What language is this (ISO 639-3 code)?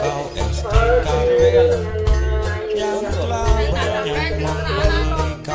ind